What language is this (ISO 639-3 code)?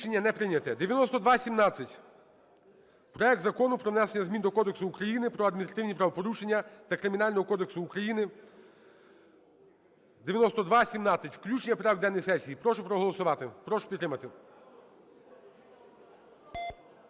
ukr